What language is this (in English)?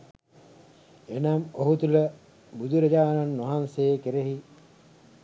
Sinhala